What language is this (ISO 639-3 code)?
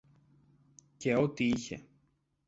ell